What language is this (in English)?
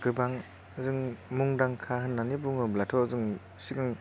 Bodo